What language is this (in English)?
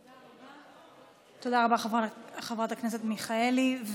Hebrew